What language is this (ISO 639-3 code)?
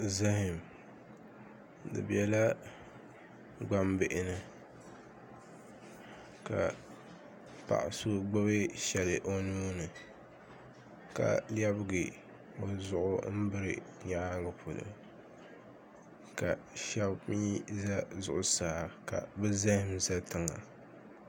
dag